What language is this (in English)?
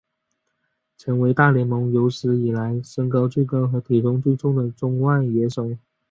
Chinese